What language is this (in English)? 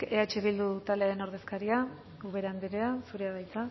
Basque